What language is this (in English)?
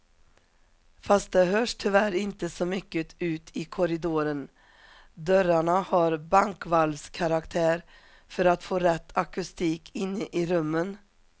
Swedish